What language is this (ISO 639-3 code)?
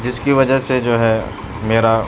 urd